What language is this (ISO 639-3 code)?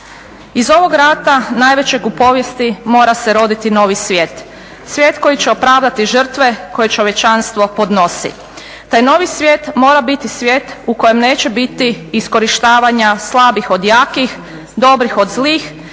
hrv